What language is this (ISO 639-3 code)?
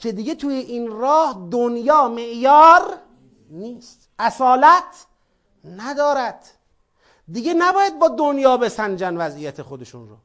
fas